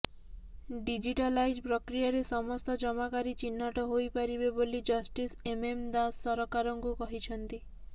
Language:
Odia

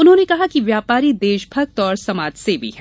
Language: Hindi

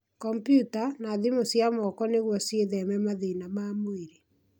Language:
Kikuyu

